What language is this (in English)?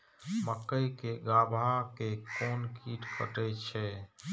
Maithili